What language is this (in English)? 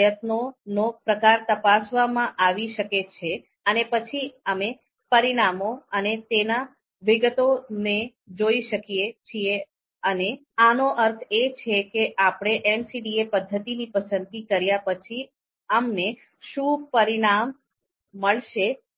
Gujarati